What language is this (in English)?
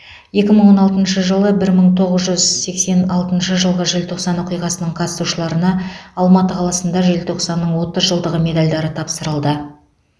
Kazakh